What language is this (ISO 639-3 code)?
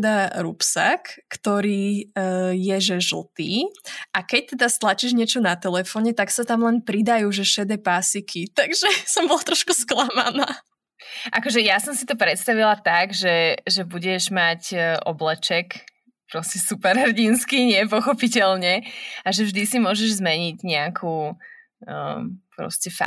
slk